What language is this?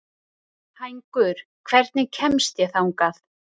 Icelandic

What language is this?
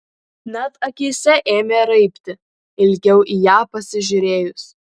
Lithuanian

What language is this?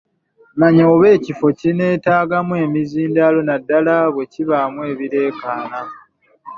Ganda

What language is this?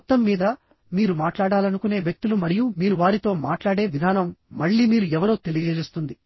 Telugu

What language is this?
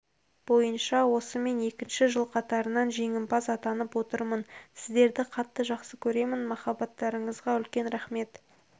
Kazakh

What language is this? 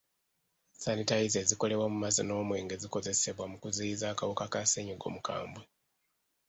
Ganda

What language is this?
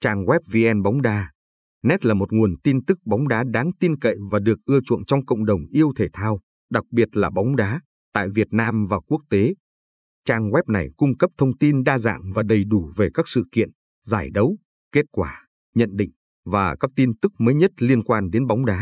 Vietnamese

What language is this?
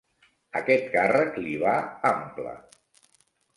Catalan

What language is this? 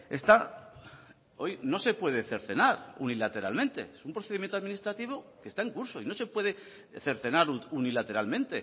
Spanish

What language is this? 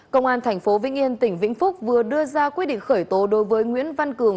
Vietnamese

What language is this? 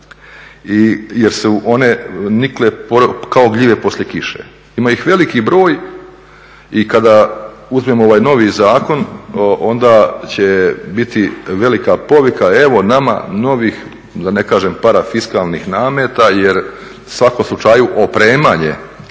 Croatian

